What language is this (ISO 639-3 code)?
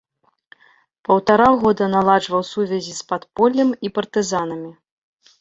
bel